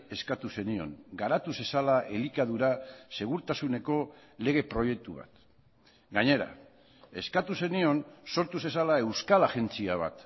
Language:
Basque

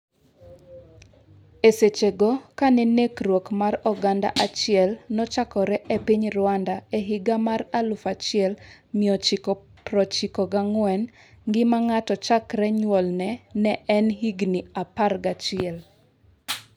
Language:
Luo (Kenya and Tanzania)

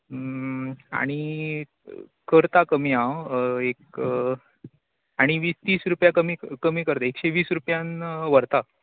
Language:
Konkani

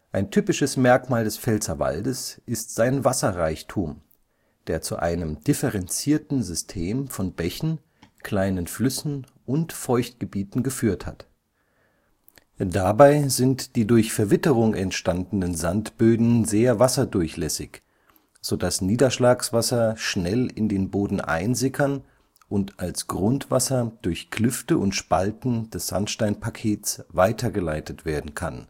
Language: German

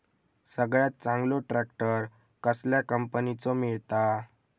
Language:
Marathi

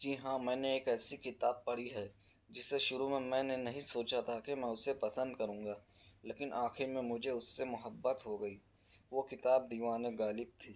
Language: Urdu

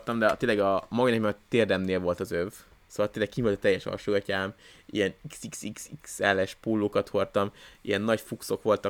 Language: Hungarian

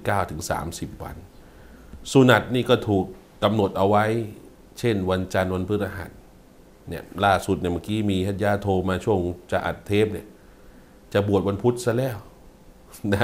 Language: Thai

